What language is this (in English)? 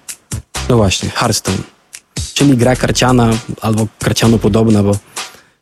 Polish